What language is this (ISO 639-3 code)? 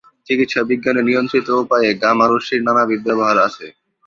ben